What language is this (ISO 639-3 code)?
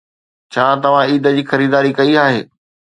snd